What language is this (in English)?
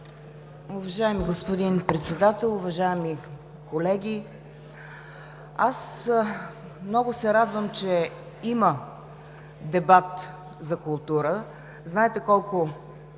Bulgarian